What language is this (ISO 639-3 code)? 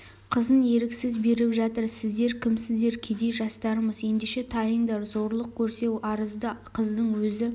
kaz